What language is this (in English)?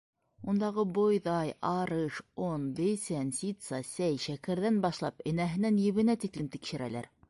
Bashkir